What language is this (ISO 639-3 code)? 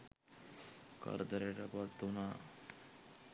sin